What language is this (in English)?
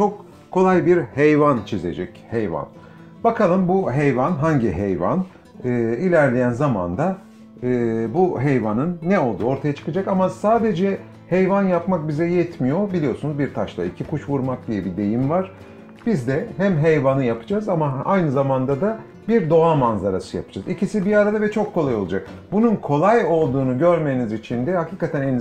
Turkish